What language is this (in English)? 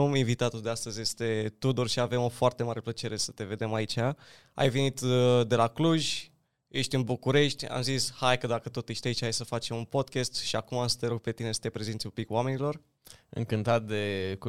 Romanian